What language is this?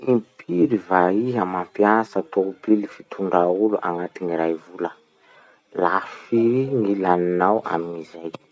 Masikoro Malagasy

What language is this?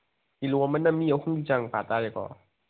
Manipuri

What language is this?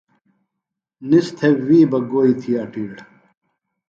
Phalura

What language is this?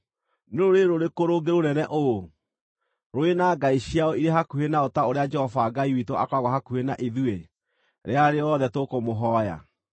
Kikuyu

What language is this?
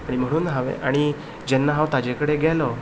Konkani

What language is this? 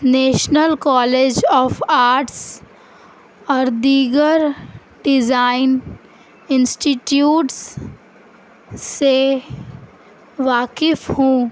Urdu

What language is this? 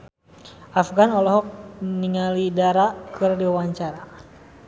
Sundanese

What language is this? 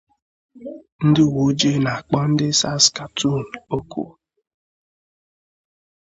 Igbo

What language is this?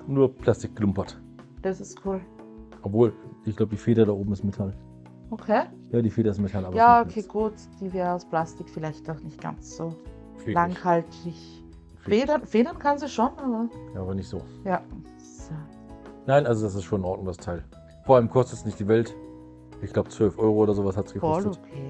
German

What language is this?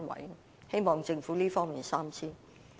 Cantonese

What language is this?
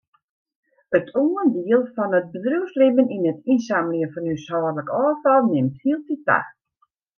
Western Frisian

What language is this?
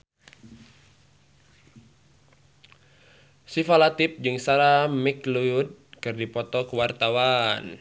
Sundanese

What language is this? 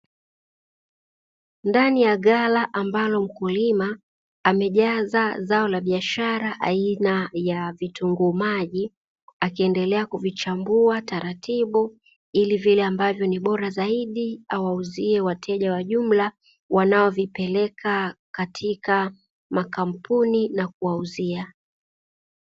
Swahili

